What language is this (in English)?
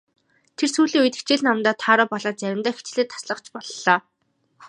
Mongolian